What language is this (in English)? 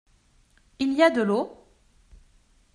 French